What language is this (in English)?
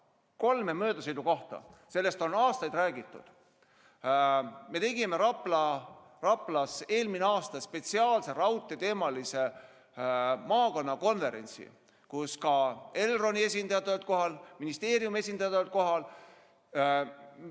Estonian